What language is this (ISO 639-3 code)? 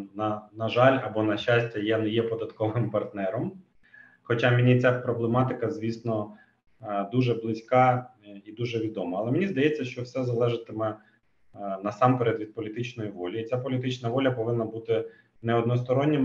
ukr